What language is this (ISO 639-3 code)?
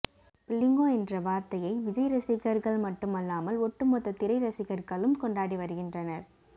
tam